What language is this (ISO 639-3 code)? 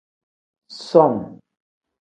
kdh